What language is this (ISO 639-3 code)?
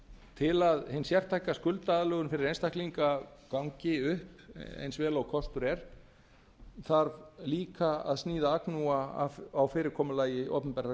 isl